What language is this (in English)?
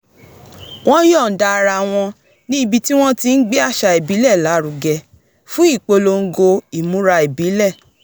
Yoruba